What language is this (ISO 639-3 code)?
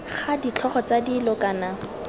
tsn